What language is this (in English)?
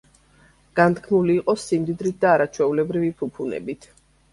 Georgian